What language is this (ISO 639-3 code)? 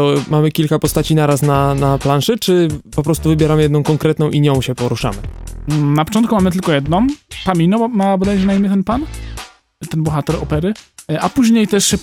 pol